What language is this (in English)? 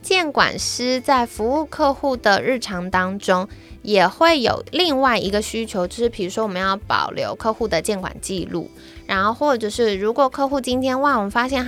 Chinese